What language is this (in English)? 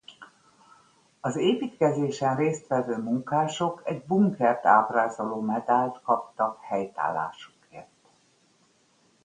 Hungarian